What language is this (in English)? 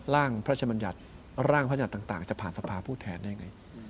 Thai